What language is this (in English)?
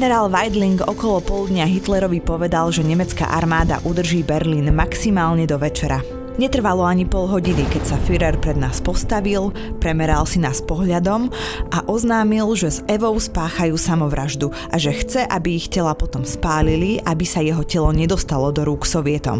Slovak